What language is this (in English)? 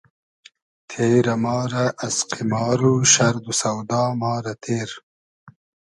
Hazaragi